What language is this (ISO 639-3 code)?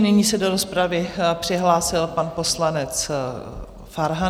ces